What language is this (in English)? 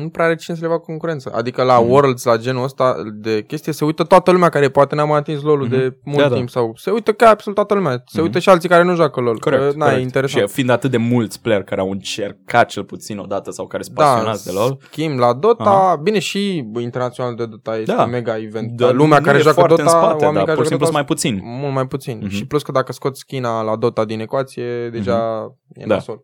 Romanian